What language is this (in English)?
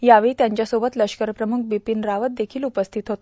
Marathi